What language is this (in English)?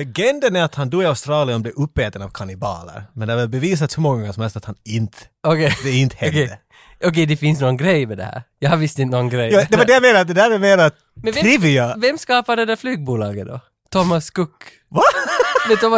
Swedish